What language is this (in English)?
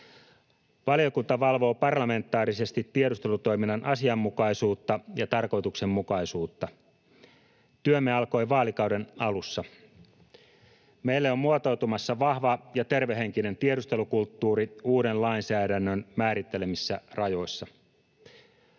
Finnish